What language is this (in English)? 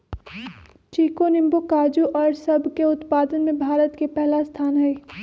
Magahi